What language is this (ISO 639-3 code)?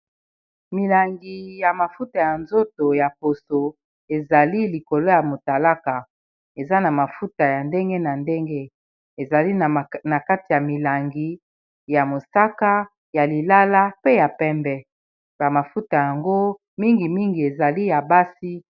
lin